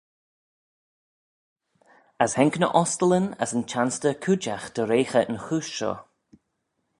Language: Manx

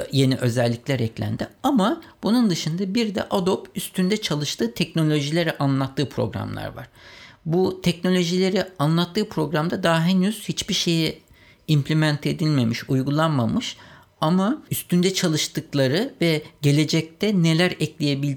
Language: Turkish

